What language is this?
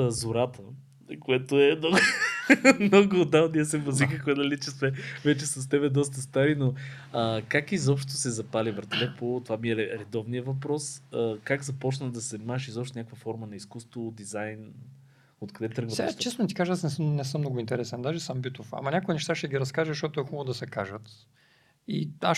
Bulgarian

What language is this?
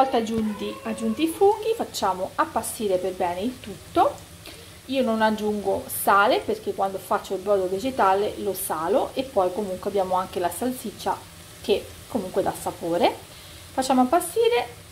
Italian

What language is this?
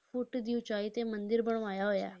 Punjabi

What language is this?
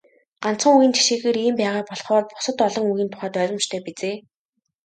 Mongolian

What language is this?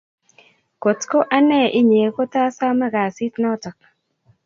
Kalenjin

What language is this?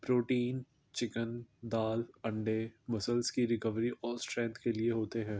Urdu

